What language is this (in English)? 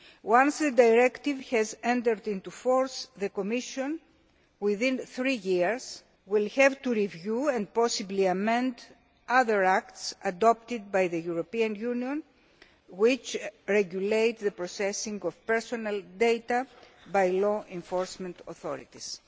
English